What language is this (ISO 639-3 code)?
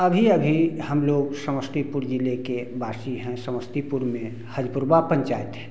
hin